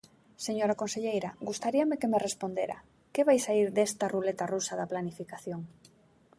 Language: Galician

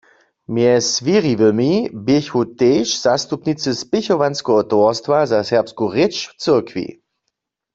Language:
Upper Sorbian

